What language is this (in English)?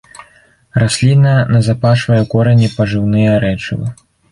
Belarusian